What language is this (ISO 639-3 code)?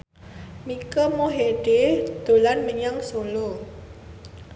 jav